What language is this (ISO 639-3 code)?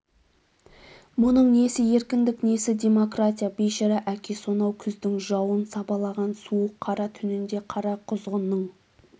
kaz